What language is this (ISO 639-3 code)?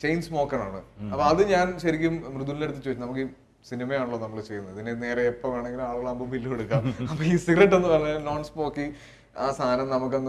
mal